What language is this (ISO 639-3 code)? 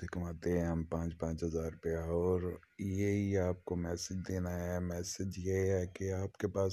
urd